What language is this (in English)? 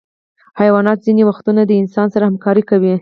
Pashto